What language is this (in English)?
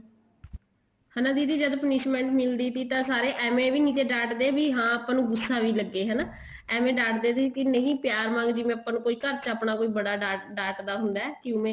Punjabi